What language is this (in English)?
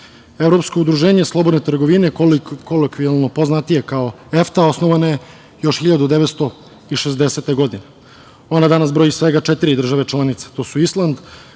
Serbian